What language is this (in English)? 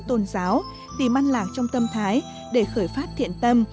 Vietnamese